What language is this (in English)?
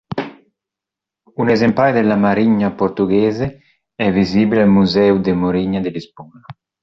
Italian